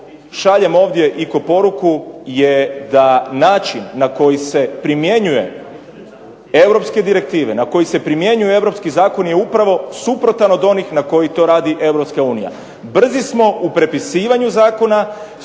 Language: Croatian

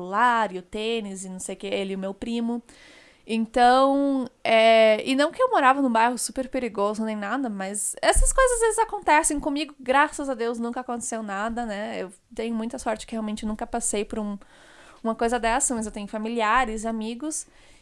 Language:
Portuguese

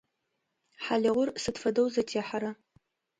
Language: Adyghe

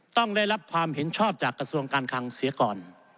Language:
Thai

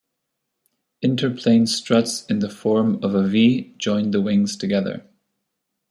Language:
English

